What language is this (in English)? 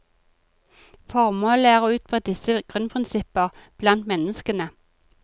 Norwegian